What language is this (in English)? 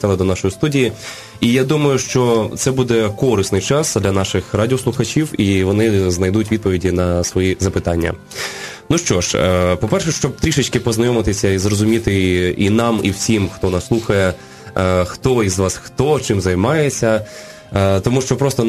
Ukrainian